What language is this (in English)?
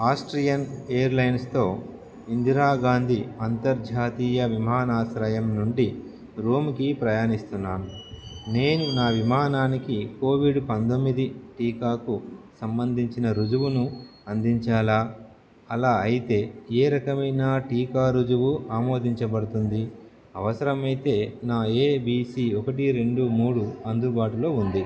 Telugu